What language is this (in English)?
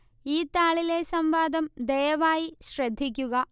Malayalam